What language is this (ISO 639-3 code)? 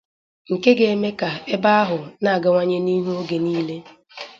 ibo